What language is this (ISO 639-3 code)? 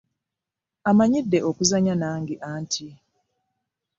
lug